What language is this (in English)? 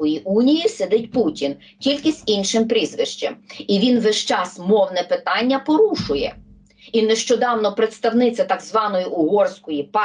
Ukrainian